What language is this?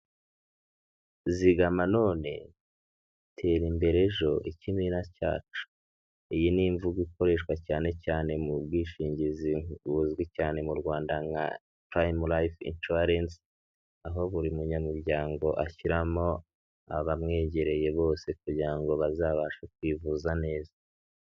Kinyarwanda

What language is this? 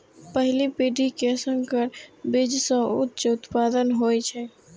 Maithili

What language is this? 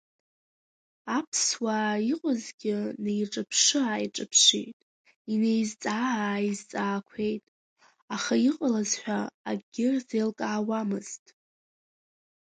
Abkhazian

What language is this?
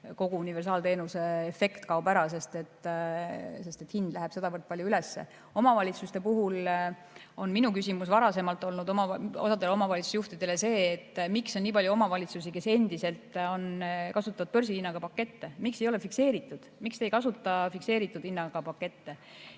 Estonian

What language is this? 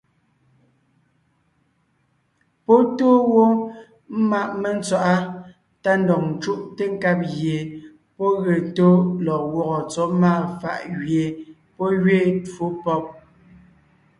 Ngiemboon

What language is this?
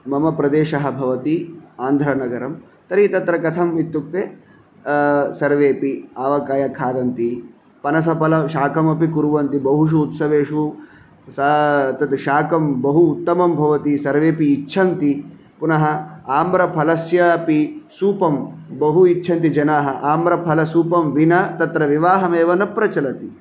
Sanskrit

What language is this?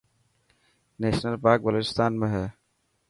Dhatki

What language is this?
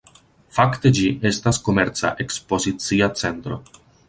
Esperanto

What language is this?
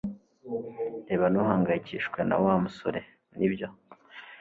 Kinyarwanda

